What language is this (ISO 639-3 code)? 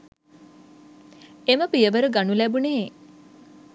sin